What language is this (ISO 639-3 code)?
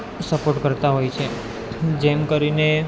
guj